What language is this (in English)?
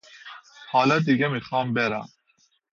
Persian